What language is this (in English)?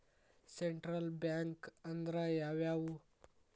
Kannada